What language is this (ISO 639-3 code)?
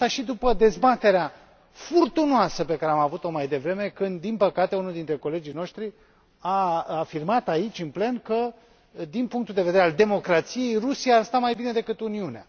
ron